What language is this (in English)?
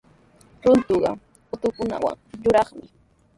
Sihuas Ancash Quechua